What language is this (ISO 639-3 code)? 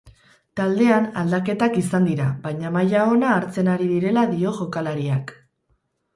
eus